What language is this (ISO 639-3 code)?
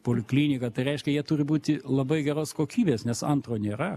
lit